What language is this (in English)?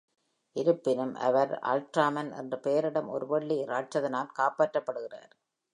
Tamil